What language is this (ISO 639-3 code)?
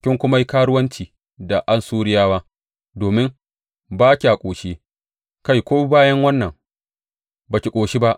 hau